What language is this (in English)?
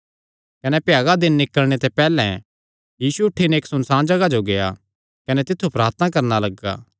Kangri